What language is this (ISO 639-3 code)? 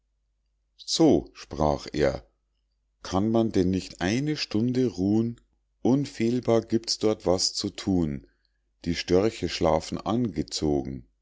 deu